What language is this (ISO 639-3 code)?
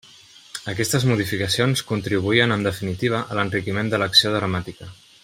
cat